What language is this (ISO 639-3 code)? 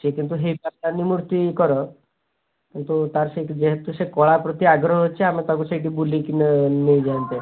ori